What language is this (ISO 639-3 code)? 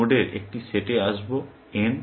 ben